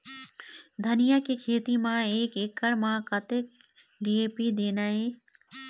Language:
Chhattisgarhi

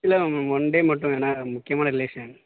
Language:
Tamil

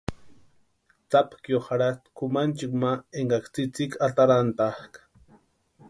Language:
Western Highland Purepecha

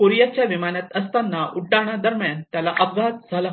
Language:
Marathi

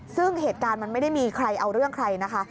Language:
Thai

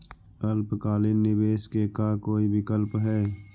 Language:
Magahi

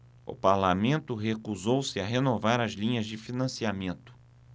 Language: Portuguese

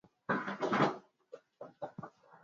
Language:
Swahili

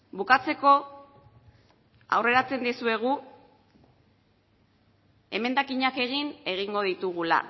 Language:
Basque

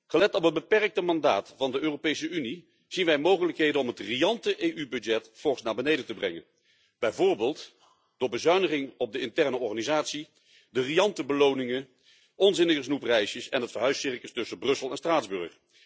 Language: Dutch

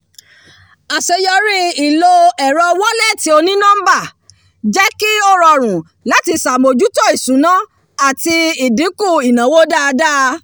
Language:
Yoruba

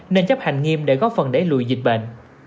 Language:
Vietnamese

